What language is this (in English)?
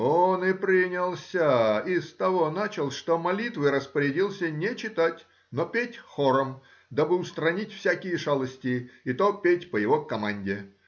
Russian